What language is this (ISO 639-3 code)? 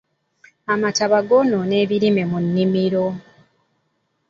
lug